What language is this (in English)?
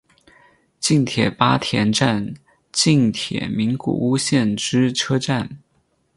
Chinese